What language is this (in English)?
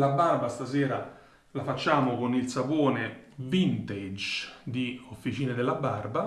Italian